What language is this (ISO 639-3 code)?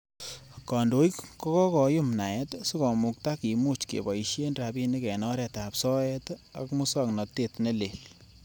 kln